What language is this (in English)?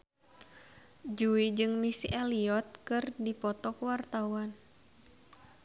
Sundanese